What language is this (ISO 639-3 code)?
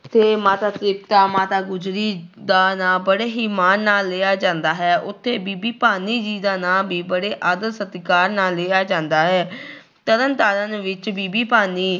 pan